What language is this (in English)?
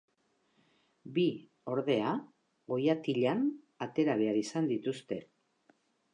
Basque